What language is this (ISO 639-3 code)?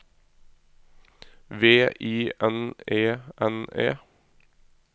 nor